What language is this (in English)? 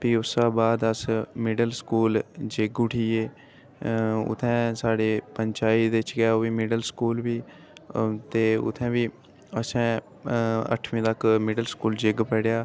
Dogri